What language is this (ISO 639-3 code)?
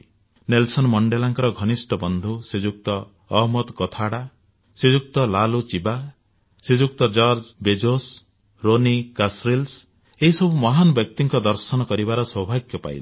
ori